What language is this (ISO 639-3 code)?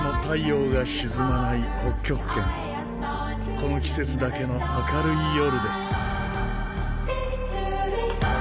jpn